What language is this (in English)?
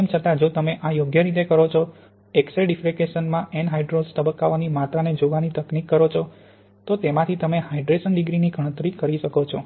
Gujarati